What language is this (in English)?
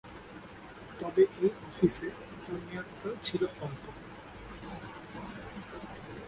Bangla